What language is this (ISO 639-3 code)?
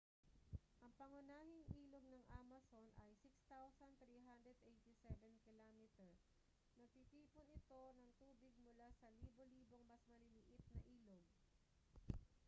fil